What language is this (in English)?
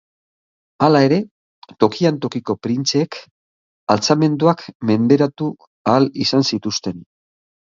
Basque